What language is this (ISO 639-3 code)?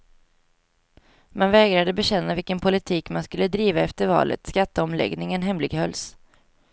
swe